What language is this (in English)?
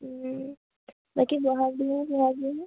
Assamese